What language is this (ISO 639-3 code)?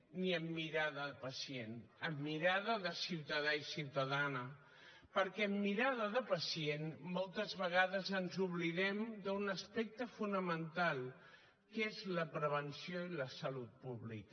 cat